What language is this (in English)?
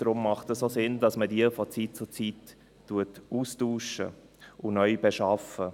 Swiss German